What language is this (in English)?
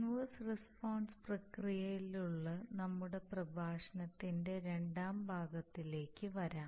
Malayalam